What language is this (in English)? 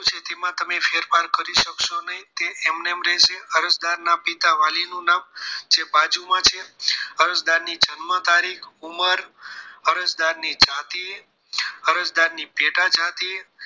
Gujarati